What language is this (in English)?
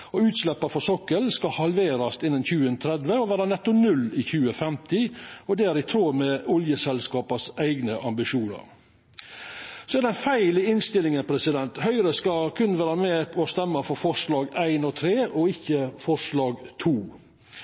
Norwegian Nynorsk